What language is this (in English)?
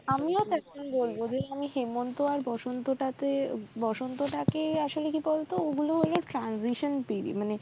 Bangla